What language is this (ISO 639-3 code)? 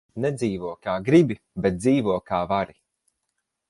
lav